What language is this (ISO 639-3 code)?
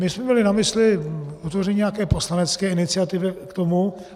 ces